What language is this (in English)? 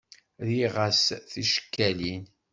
Kabyle